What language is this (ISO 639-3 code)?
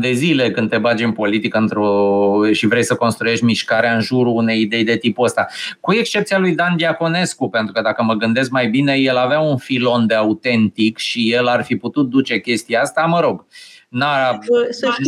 ron